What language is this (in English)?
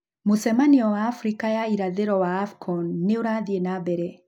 Kikuyu